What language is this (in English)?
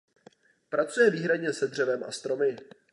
Czech